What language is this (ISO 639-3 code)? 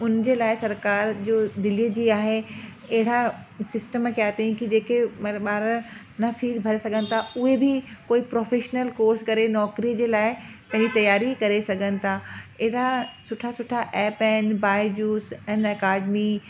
snd